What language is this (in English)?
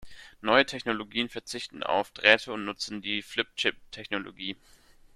German